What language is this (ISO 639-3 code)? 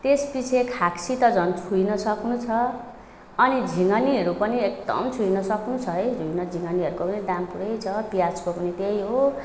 nep